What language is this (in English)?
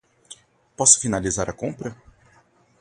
Portuguese